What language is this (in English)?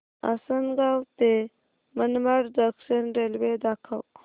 Marathi